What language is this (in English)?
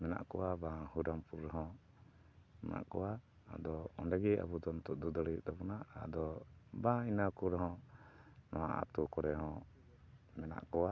Santali